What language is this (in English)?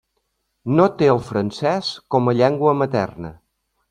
Catalan